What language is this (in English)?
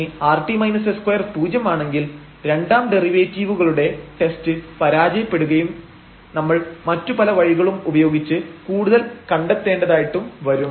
Malayalam